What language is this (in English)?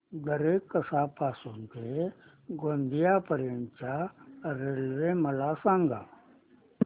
Marathi